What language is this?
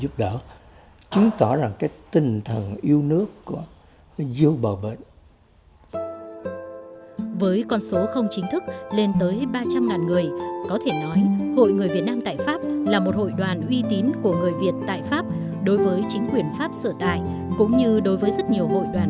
Vietnamese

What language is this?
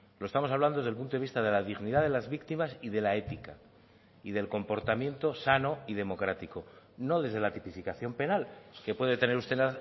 Spanish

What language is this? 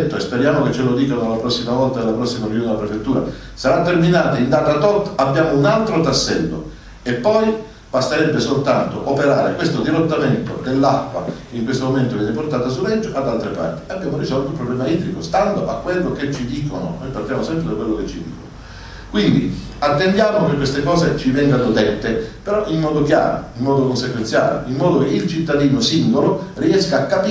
Italian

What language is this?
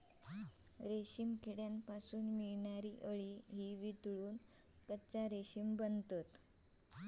Marathi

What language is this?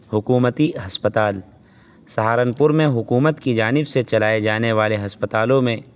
Urdu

